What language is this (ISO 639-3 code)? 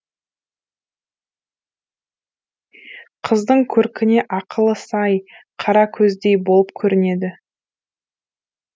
kaz